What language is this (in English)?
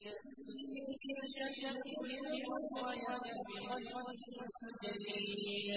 Arabic